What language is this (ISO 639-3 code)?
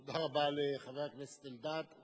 heb